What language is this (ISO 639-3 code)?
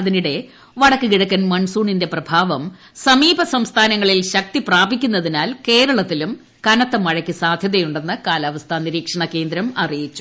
mal